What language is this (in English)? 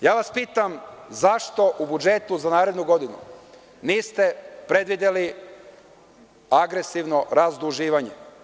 Serbian